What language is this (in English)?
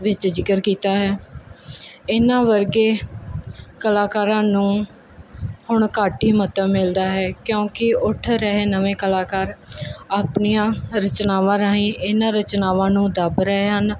Punjabi